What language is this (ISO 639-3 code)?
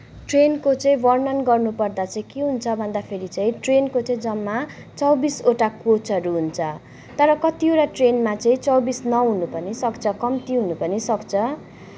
nep